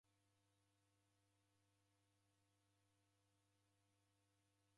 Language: Taita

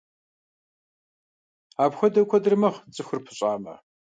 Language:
Kabardian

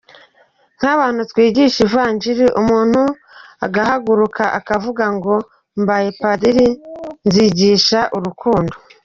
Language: Kinyarwanda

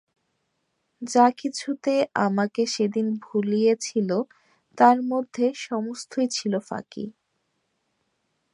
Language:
Bangla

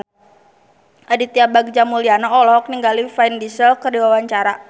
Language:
Sundanese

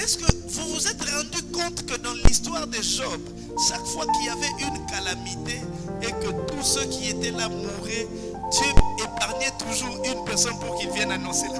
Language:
French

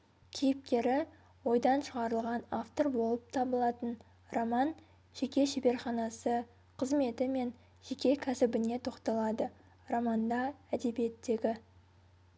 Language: Kazakh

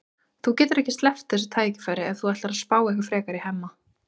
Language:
Icelandic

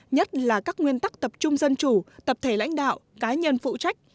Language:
Vietnamese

